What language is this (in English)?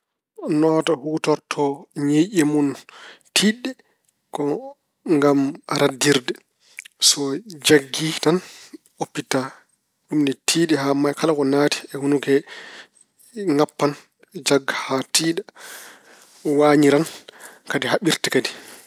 Fula